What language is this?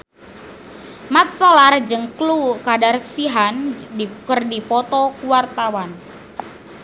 Sundanese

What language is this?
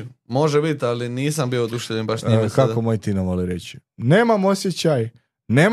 Croatian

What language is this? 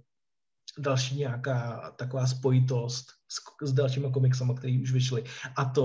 Czech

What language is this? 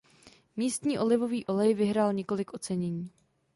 Czech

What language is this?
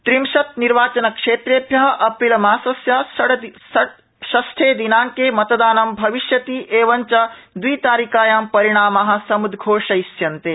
Sanskrit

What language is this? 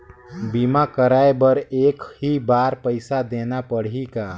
Chhattisgarhi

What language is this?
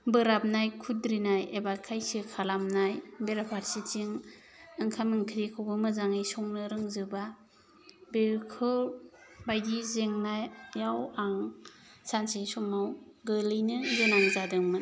Bodo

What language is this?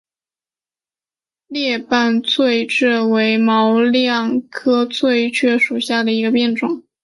Chinese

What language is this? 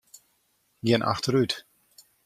Western Frisian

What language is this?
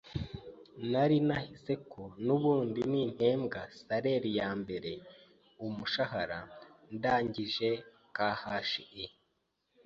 Kinyarwanda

